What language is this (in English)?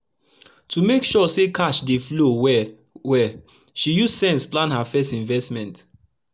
Nigerian Pidgin